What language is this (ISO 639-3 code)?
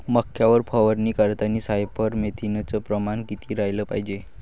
mar